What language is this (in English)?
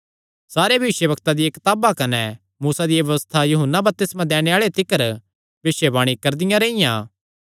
Kangri